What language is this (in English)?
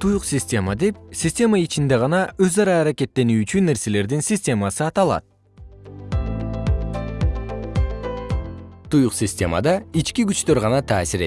Kyrgyz